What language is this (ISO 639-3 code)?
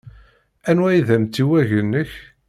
kab